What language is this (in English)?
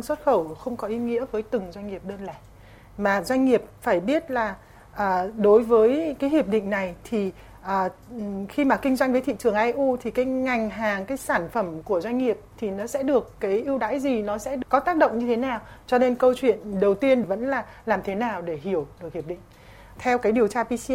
Vietnamese